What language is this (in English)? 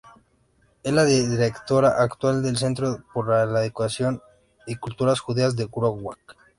Spanish